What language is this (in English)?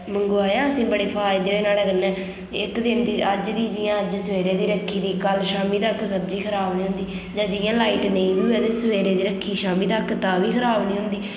Dogri